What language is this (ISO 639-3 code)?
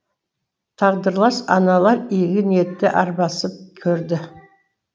kaz